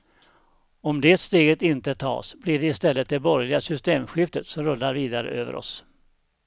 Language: Swedish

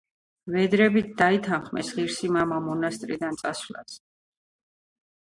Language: Georgian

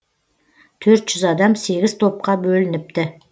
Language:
Kazakh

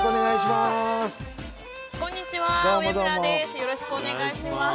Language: Japanese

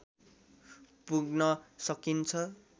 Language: Nepali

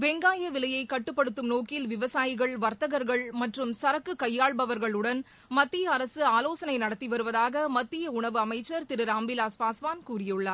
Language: Tamil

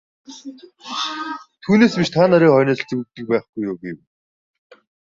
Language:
Mongolian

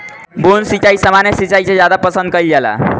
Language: Bhojpuri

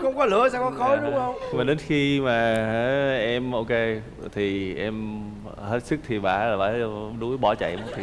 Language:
Vietnamese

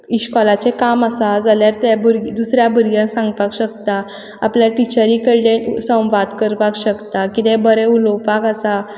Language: Konkani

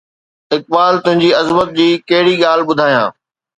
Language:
Sindhi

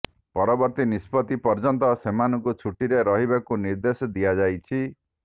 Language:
Odia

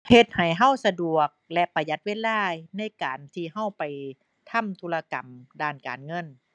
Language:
Thai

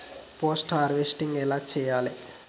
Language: Telugu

